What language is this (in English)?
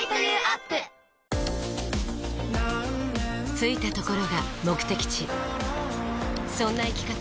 Japanese